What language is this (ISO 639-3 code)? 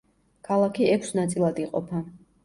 kat